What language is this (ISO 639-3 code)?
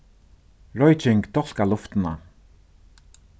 fao